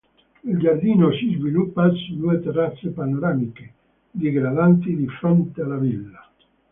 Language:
Italian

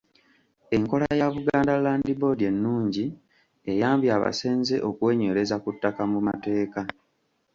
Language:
Ganda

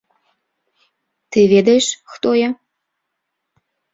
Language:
Belarusian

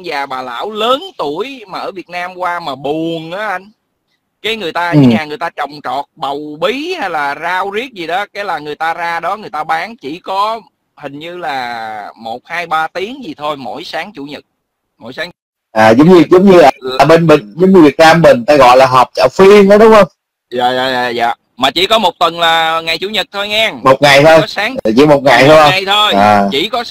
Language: Vietnamese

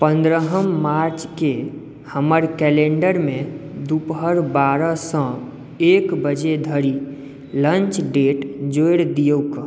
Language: Maithili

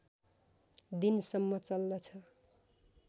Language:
Nepali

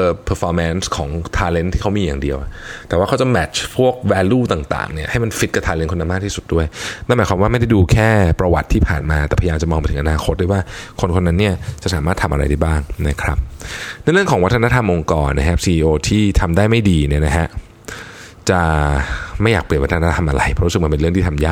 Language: Thai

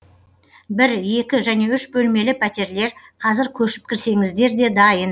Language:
Kazakh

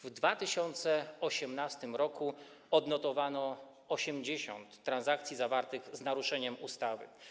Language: Polish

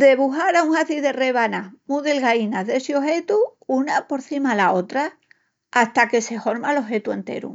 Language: Extremaduran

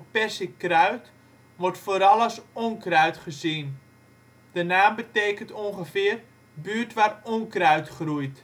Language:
Dutch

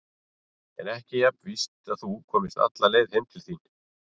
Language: Icelandic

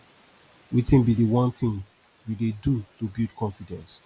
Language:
Nigerian Pidgin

